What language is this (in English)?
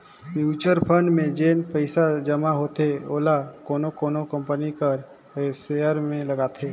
Chhattisgarhi